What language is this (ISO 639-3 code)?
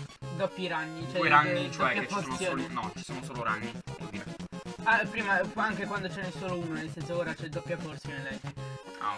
ita